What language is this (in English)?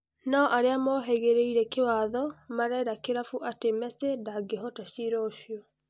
Kikuyu